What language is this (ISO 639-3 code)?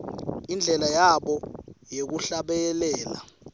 ssw